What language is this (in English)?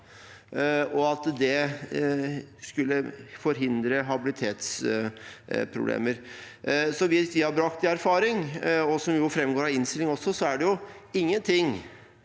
Norwegian